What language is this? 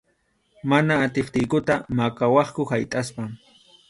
Arequipa-La Unión Quechua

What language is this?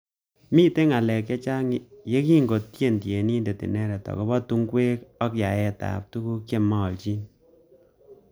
Kalenjin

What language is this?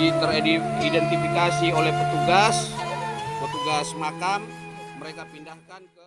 Indonesian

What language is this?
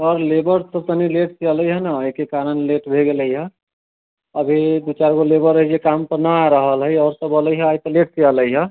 Maithili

